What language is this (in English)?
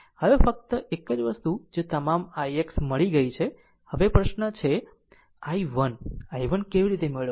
Gujarati